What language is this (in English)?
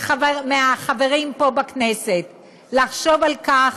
Hebrew